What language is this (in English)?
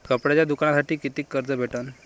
Marathi